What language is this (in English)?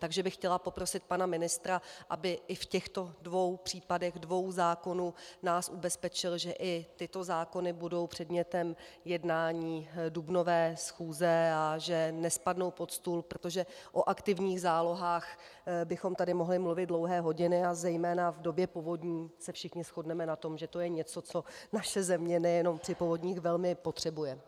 Czech